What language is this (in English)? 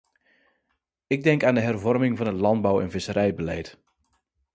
Dutch